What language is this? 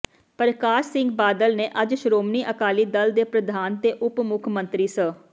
Punjabi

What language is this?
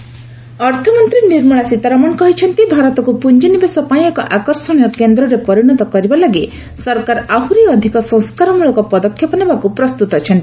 Odia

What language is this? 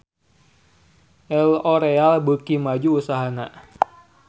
Sundanese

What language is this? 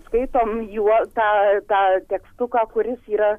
Lithuanian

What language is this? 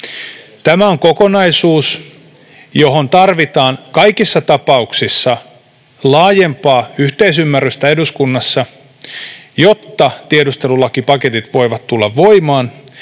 Finnish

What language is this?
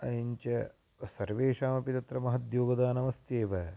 Sanskrit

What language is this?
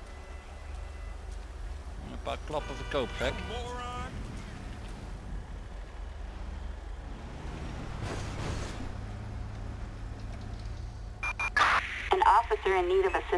Dutch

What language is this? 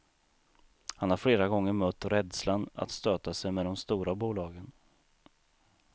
Swedish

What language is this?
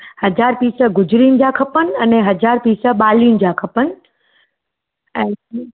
Sindhi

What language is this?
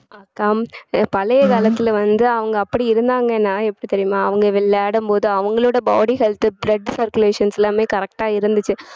Tamil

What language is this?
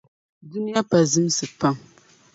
Dagbani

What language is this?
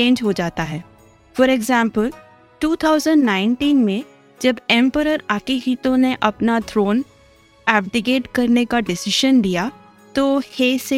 Hindi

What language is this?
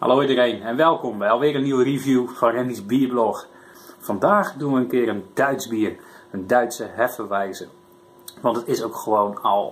Dutch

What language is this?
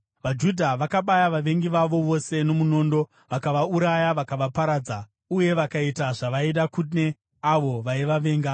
Shona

